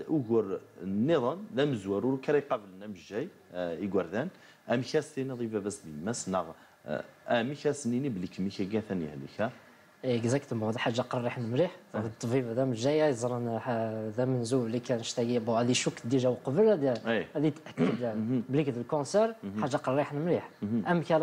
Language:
Arabic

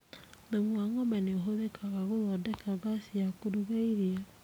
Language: Kikuyu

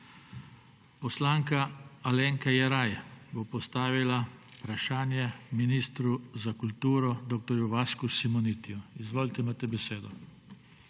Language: Slovenian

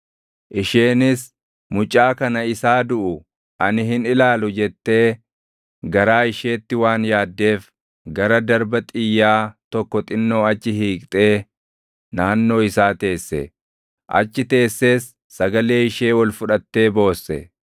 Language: Oromo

